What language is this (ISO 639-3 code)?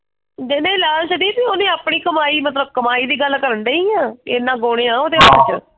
pan